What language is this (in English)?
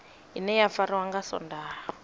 Venda